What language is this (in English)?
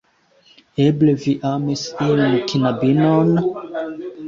Esperanto